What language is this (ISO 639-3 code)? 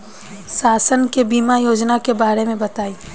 bho